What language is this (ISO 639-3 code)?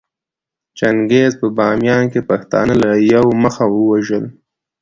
pus